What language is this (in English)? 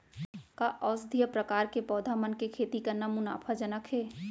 Chhattisgarhi